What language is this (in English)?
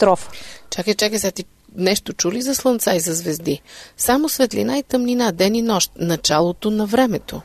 Bulgarian